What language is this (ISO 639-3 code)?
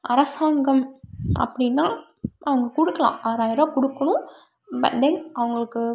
tam